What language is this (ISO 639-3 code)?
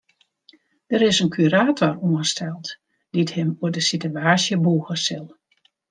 fry